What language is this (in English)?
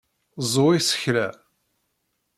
Kabyle